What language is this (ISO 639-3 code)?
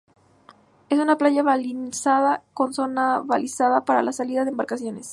spa